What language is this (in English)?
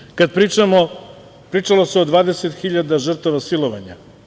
Serbian